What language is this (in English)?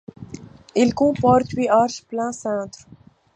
French